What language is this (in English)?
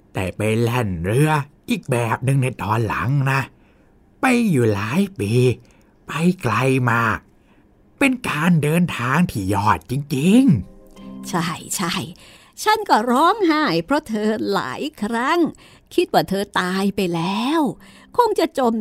Thai